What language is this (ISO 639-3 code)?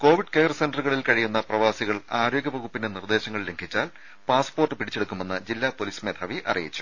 mal